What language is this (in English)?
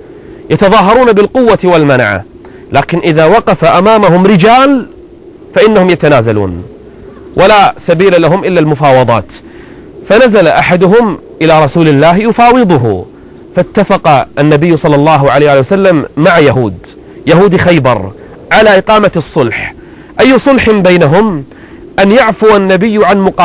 Arabic